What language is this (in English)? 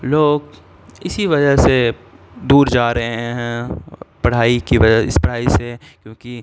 Urdu